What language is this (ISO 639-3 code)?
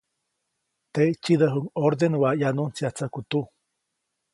zoc